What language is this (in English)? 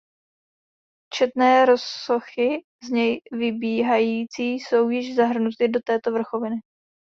Czech